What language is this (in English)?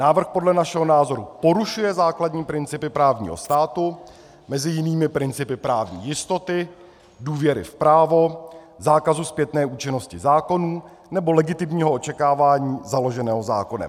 Czech